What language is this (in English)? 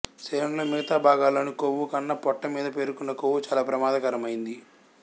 Telugu